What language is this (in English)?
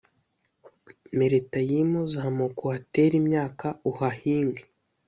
Kinyarwanda